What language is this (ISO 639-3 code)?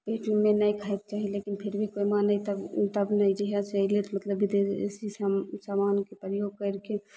mai